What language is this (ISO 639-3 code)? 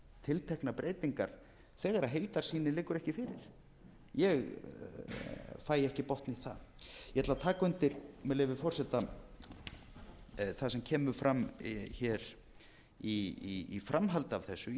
isl